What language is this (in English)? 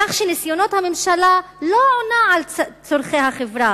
Hebrew